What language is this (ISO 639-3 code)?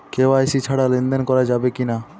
ben